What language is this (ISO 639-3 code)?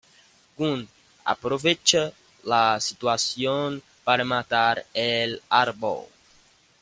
spa